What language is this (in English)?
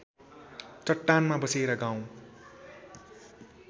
Nepali